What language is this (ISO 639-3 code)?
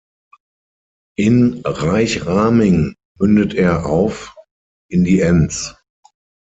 deu